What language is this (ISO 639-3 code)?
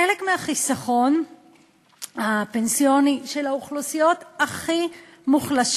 heb